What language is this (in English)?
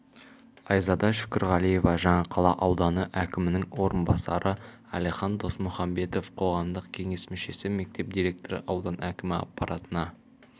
Kazakh